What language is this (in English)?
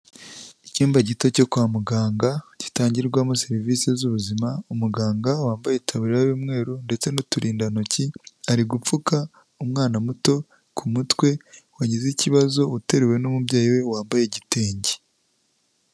Kinyarwanda